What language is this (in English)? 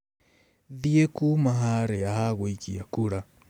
Kikuyu